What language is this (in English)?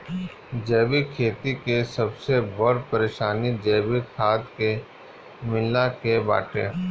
Bhojpuri